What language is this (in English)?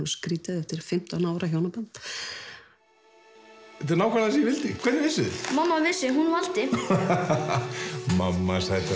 Icelandic